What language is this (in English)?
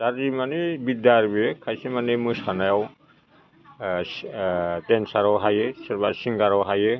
Bodo